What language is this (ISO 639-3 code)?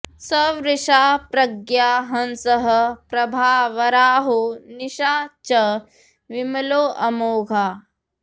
san